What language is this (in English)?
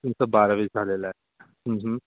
Marathi